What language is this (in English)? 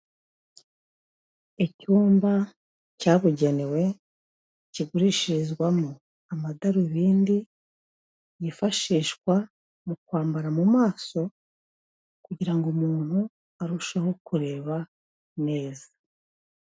Kinyarwanda